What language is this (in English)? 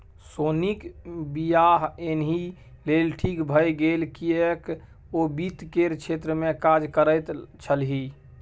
Maithili